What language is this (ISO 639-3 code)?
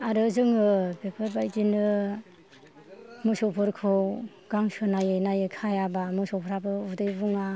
brx